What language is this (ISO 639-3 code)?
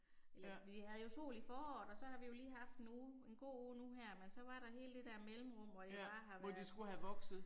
dan